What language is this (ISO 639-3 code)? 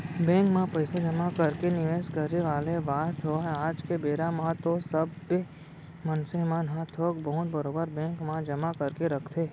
hne